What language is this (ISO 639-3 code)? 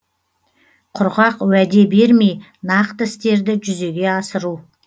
kaz